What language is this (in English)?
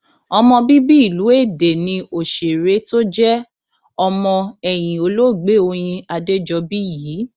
Yoruba